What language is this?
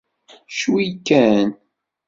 Kabyle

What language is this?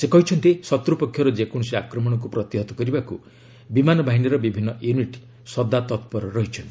Odia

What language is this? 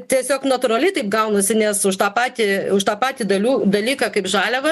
Lithuanian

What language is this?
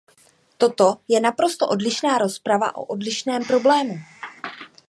Czech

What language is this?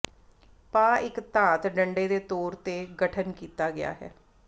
Punjabi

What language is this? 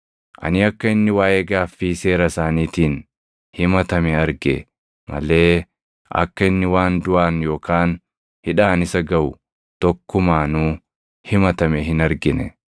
Oromo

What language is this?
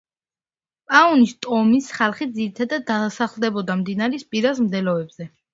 Georgian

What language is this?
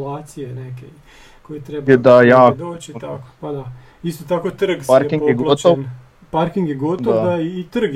Croatian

